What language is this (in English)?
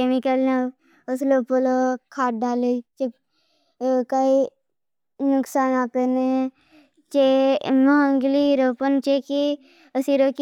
Bhili